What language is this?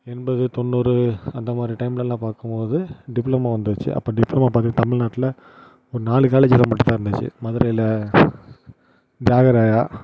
Tamil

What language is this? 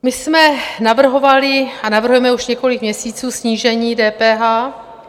Czech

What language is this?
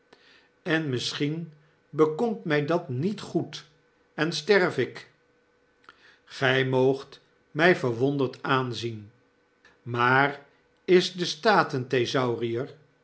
Dutch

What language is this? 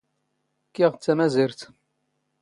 Standard Moroccan Tamazight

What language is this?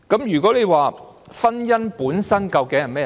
Cantonese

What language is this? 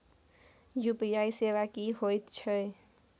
Maithili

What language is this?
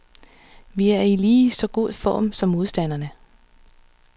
Danish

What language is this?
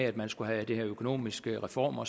Danish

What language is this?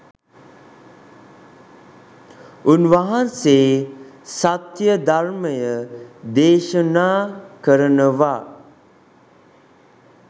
Sinhala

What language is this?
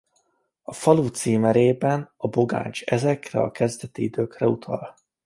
Hungarian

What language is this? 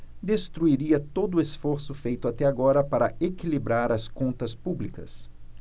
Portuguese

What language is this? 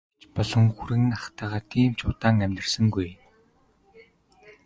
Mongolian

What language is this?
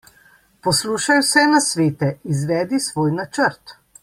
Slovenian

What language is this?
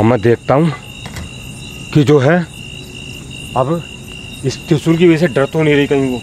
Hindi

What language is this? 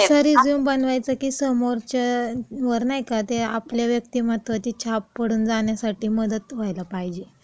Marathi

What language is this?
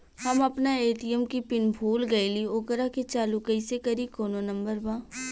Bhojpuri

